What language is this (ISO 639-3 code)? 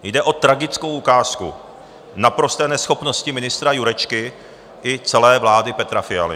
ces